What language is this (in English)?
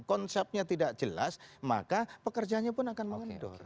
Indonesian